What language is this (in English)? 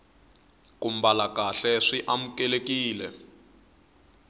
Tsonga